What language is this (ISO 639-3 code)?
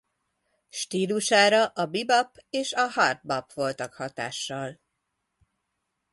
hun